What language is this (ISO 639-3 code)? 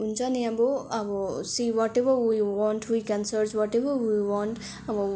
nep